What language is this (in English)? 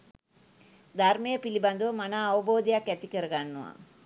Sinhala